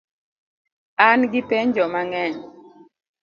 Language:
Luo (Kenya and Tanzania)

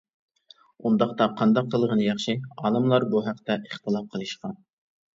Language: Uyghur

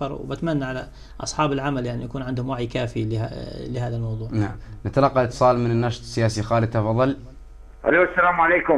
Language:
Arabic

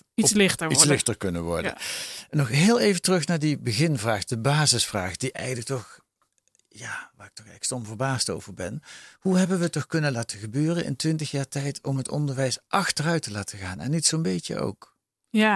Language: Dutch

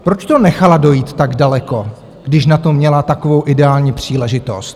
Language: Czech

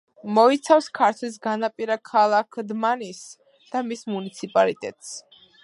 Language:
Georgian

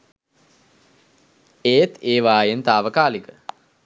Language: Sinhala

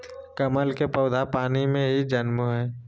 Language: Magahi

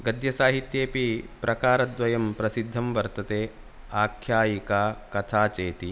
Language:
Sanskrit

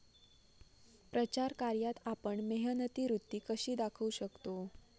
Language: Marathi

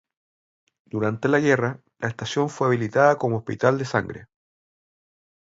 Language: Spanish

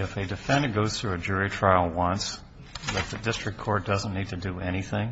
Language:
English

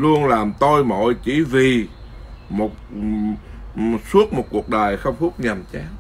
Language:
Vietnamese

